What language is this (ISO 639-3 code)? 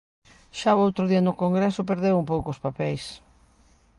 glg